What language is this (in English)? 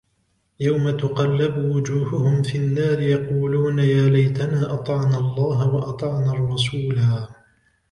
Arabic